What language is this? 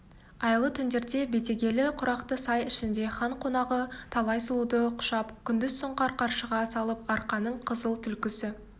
Kazakh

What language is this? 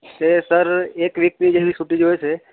Gujarati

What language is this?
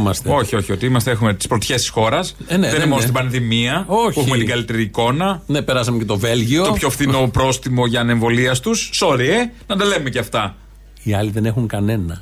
Greek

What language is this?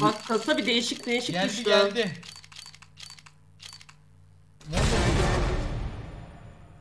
Turkish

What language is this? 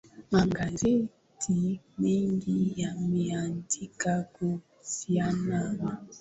Swahili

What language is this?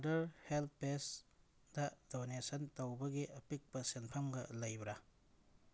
Manipuri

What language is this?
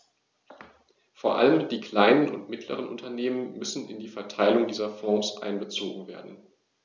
German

